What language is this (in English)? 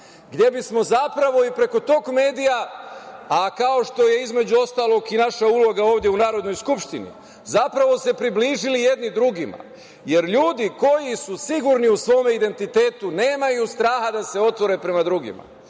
Serbian